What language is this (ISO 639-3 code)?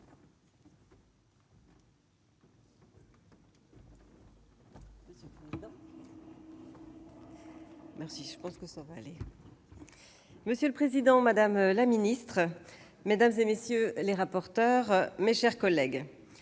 fra